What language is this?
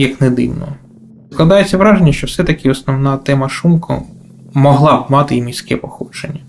Ukrainian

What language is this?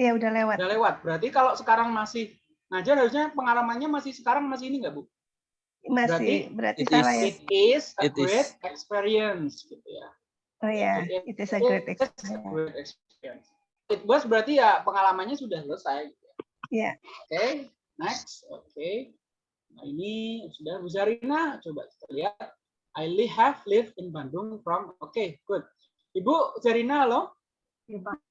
Indonesian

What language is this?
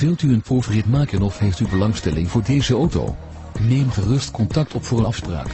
Dutch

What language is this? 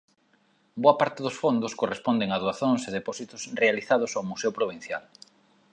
Galician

